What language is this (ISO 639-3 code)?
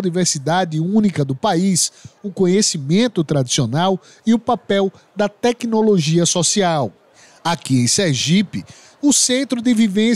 por